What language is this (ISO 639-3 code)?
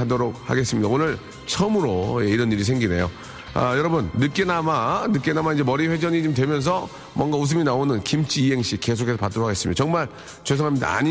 kor